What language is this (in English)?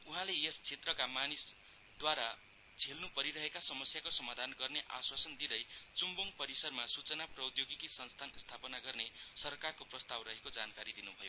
Nepali